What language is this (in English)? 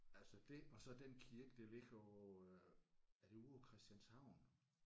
Danish